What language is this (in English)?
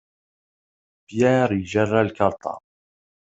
Kabyle